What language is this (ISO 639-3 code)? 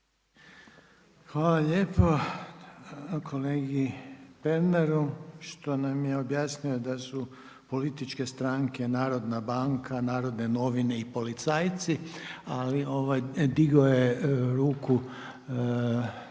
hrv